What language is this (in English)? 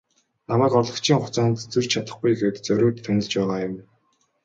Mongolian